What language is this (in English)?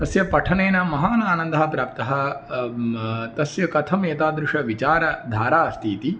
Sanskrit